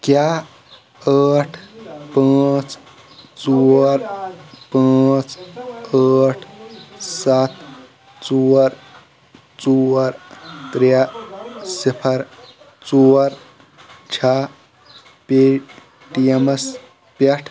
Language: Kashmiri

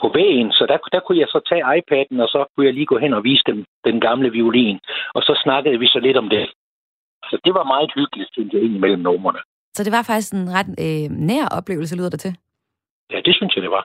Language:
Danish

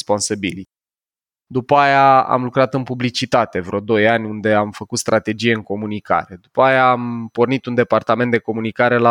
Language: Romanian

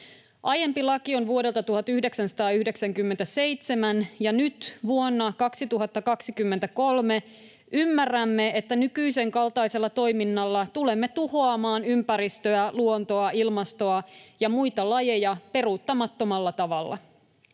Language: Finnish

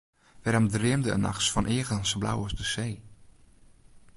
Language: Western Frisian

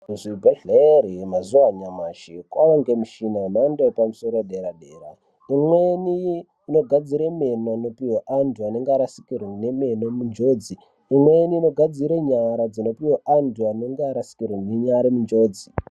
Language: Ndau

